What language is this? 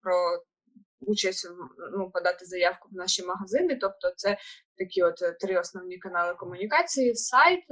Ukrainian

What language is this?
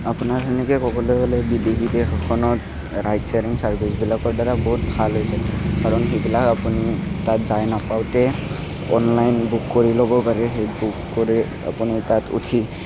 Assamese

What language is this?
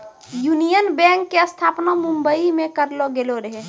Maithili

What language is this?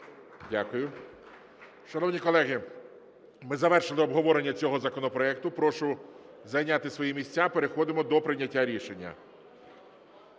Ukrainian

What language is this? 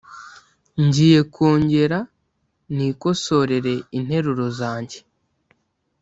Kinyarwanda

